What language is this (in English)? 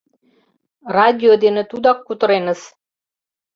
Mari